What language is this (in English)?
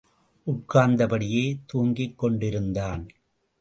Tamil